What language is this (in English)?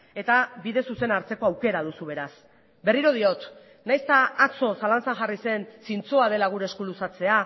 Basque